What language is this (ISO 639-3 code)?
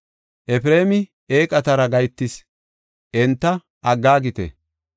gof